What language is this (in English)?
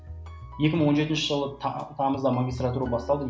Kazakh